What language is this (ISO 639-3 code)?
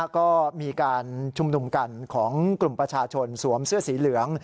tha